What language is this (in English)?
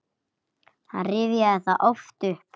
Icelandic